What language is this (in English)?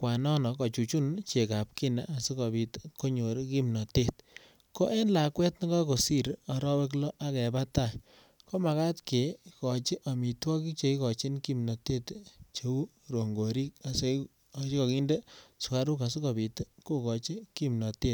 Kalenjin